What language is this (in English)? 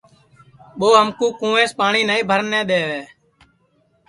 Sansi